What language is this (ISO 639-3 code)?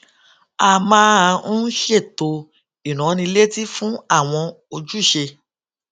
yor